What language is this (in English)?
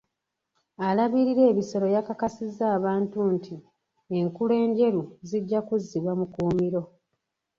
Ganda